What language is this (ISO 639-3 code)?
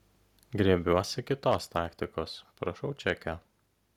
lit